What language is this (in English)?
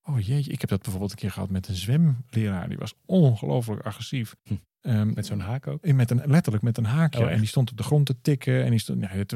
Dutch